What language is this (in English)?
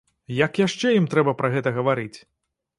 Belarusian